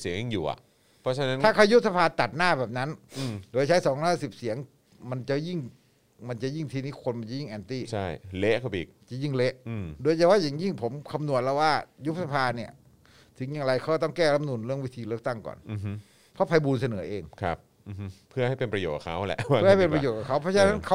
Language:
Thai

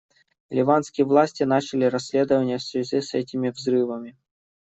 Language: Russian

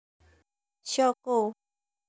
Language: Javanese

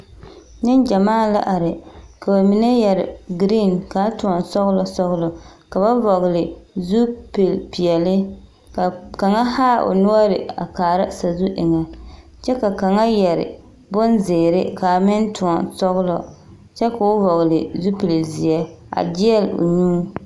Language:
Southern Dagaare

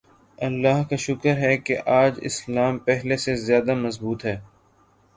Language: Urdu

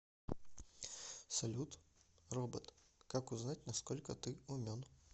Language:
Russian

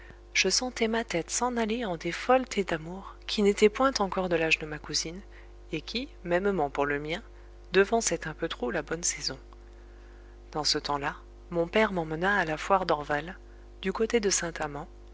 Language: French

